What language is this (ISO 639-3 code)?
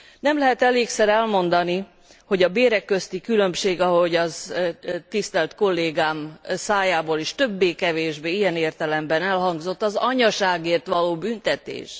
hun